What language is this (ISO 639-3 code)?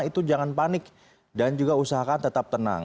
ind